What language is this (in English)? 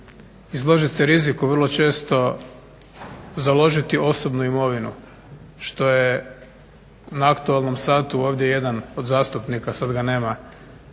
Croatian